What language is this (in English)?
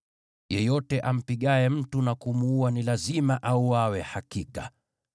Swahili